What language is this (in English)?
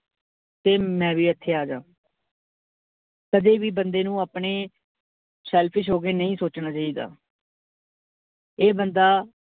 Punjabi